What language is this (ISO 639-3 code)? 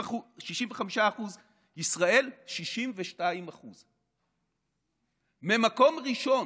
heb